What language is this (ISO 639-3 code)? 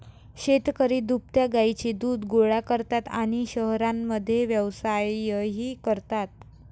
mar